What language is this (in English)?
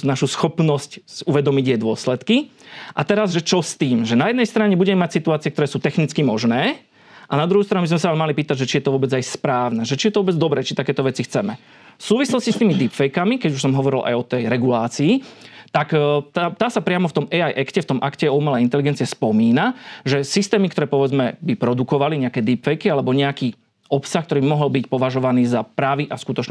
Slovak